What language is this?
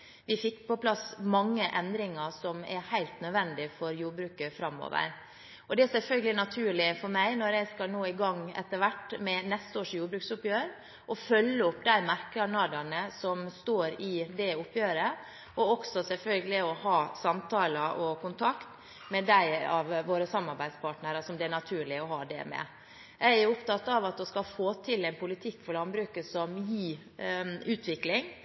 Norwegian Bokmål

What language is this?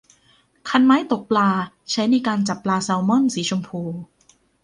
Thai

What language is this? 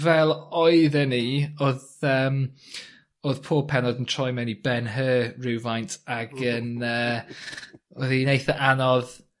Welsh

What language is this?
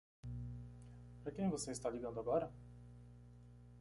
Portuguese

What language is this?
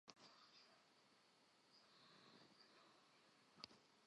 Central Kurdish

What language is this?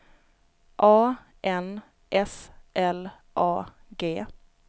Swedish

